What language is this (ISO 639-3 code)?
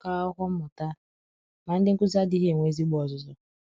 ibo